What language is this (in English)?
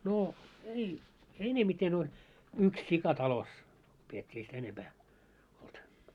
Finnish